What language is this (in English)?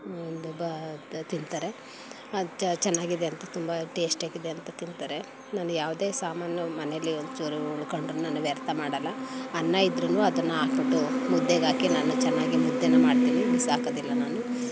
Kannada